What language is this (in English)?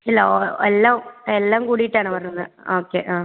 Malayalam